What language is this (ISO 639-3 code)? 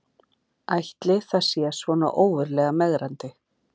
isl